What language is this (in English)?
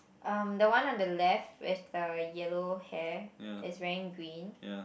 English